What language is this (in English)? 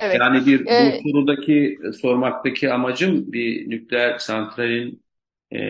Turkish